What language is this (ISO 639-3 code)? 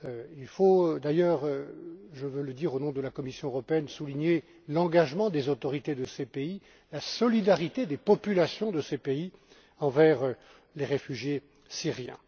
fra